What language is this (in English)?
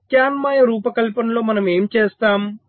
Telugu